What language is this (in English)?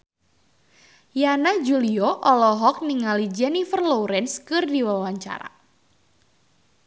Sundanese